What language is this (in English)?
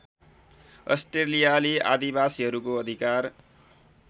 Nepali